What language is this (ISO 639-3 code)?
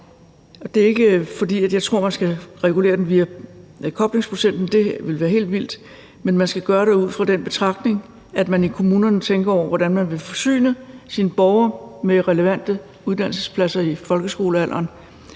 dan